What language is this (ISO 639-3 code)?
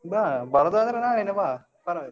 kan